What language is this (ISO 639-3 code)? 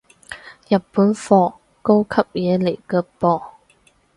yue